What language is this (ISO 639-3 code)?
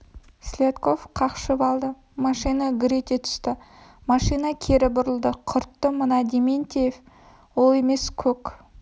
kaz